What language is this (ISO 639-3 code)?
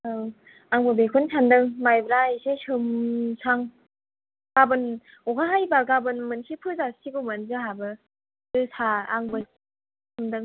brx